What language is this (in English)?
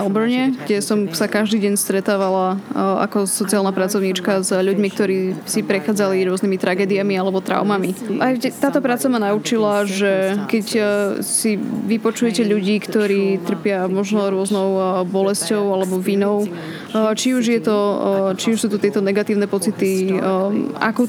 Slovak